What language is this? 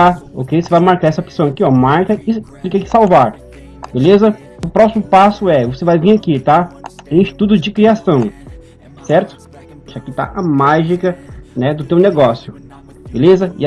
Portuguese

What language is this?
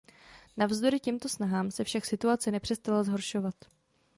Czech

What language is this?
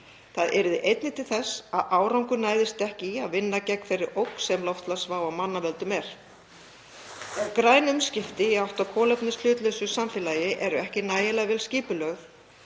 Icelandic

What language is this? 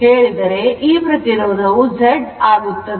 Kannada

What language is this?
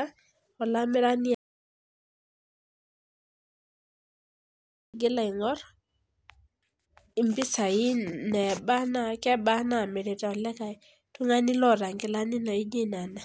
Masai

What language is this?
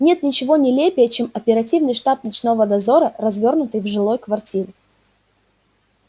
Russian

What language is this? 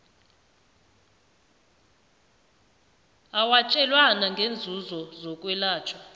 South Ndebele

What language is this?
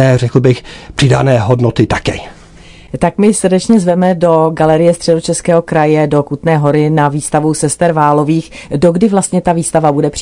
Czech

